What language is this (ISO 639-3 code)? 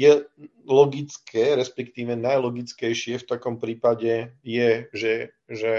slk